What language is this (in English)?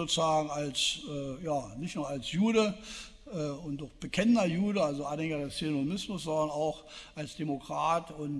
German